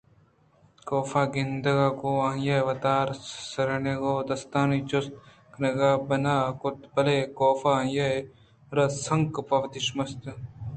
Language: Eastern Balochi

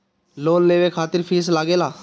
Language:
Bhojpuri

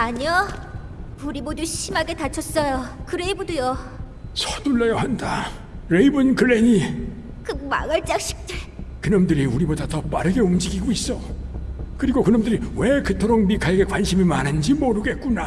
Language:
Korean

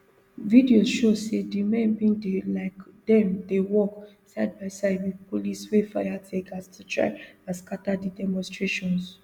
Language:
Nigerian Pidgin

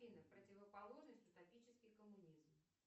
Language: Russian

